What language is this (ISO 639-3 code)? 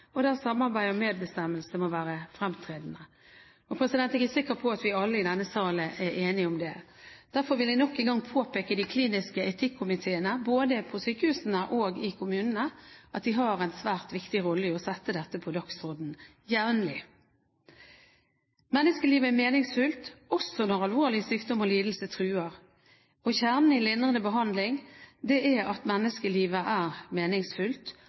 nob